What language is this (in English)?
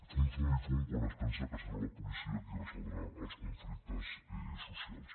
Catalan